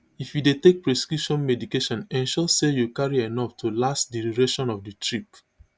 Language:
Nigerian Pidgin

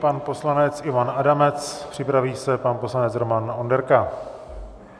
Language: Czech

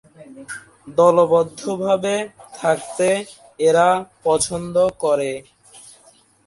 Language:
Bangla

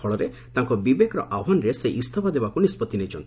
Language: Odia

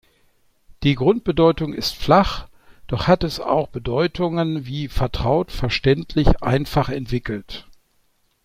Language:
German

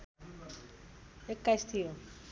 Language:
Nepali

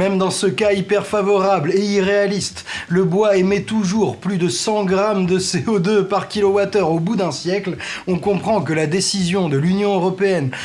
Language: French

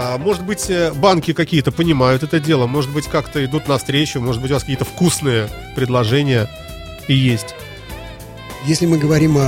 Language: Russian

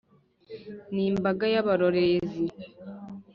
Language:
Kinyarwanda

